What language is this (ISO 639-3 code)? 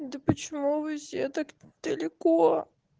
rus